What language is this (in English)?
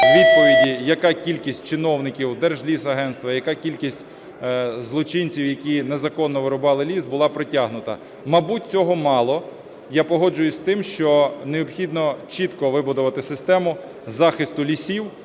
Ukrainian